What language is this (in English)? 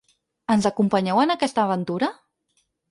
Catalan